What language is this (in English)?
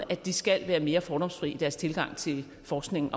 Danish